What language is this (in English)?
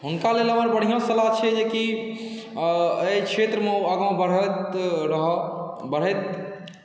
Maithili